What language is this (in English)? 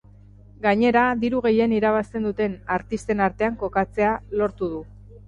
Basque